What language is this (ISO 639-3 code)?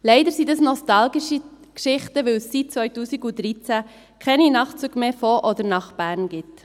gsw